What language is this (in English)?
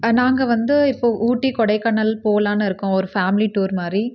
Tamil